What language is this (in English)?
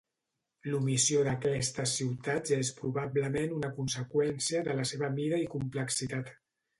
Catalan